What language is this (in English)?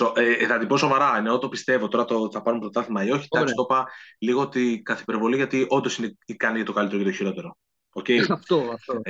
Greek